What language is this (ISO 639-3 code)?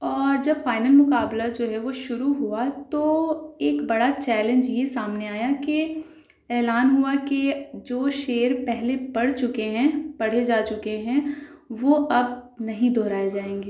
urd